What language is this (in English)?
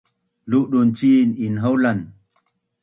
Bunun